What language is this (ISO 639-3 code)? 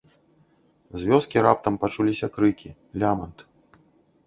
bel